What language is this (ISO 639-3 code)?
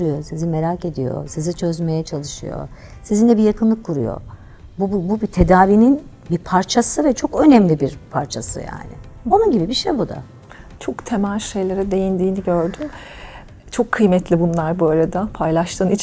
tur